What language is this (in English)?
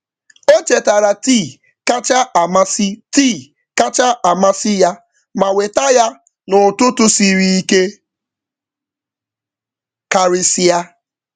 Igbo